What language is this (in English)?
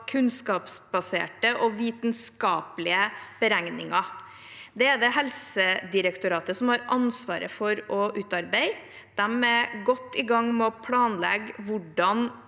Norwegian